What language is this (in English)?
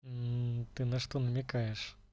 Russian